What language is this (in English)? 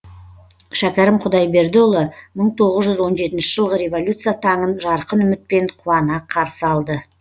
Kazakh